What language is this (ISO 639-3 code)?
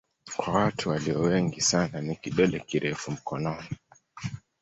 swa